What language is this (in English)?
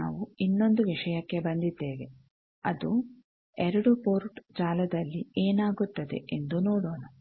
Kannada